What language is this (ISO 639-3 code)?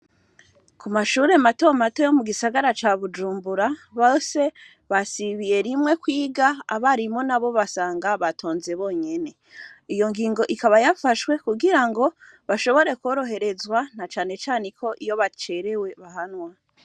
run